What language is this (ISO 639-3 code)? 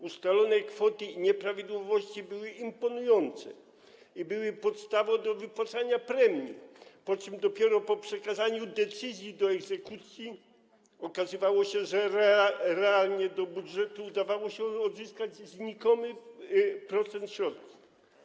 pol